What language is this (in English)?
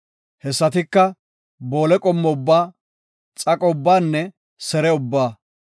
Gofa